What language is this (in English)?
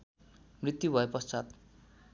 Nepali